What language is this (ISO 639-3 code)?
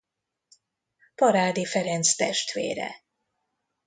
hun